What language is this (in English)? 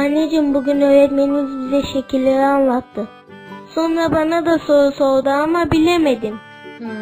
Turkish